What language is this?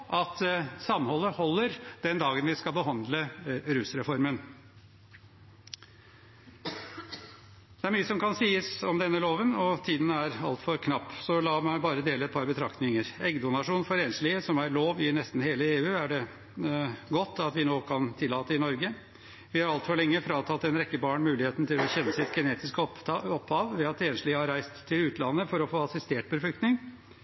Norwegian Bokmål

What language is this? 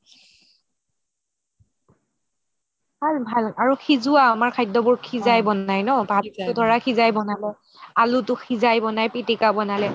Assamese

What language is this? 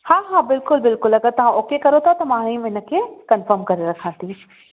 Sindhi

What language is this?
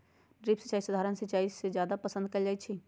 Magahi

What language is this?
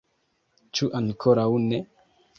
Esperanto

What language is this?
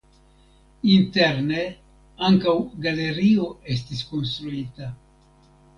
Esperanto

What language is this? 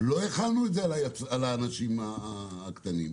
Hebrew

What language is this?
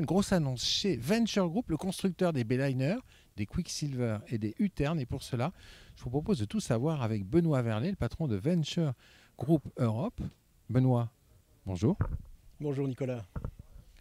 French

